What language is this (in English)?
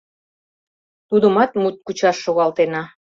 Mari